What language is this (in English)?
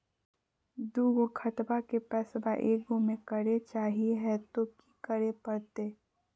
Magahi